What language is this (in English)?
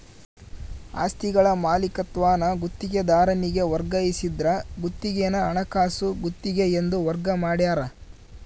Kannada